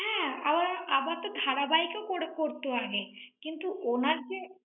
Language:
Bangla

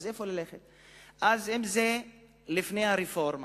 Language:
Hebrew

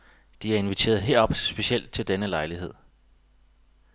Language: Danish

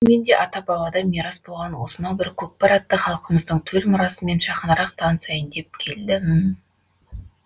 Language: Kazakh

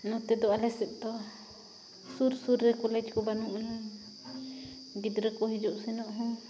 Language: Santali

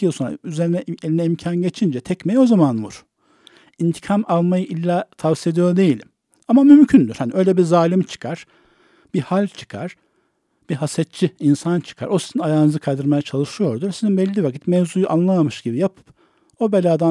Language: Turkish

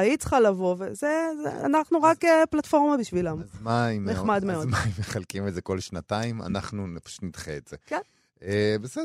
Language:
Hebrew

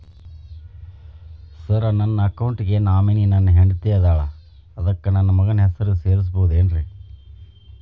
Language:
Kannada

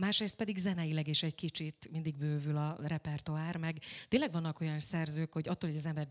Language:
Hungarian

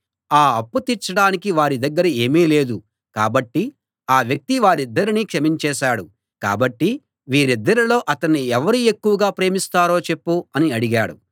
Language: Telugu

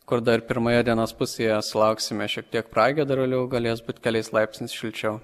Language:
Lithuanian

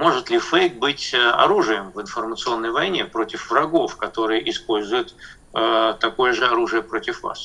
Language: Russian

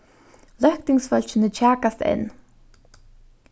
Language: Faroese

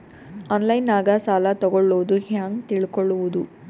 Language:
Kannada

